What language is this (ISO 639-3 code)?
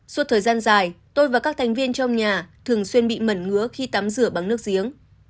vie